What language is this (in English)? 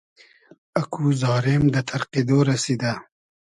Hazaragi